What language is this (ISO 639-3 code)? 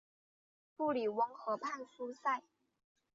zho